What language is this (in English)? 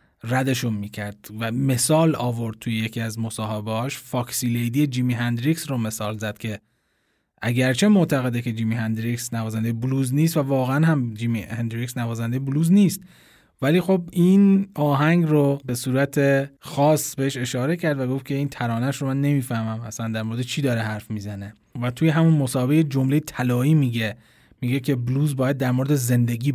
Persian